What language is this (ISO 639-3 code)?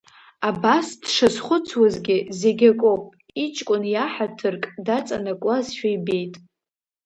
abk